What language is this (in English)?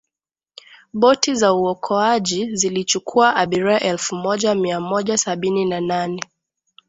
Swahili